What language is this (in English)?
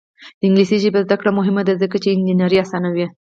Pashto